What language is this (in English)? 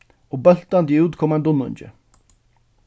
Faroese